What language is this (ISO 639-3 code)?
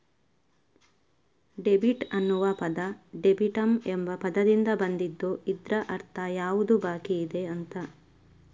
kan